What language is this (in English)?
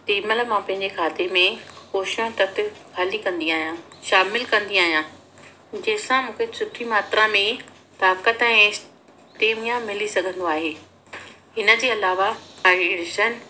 Sindhi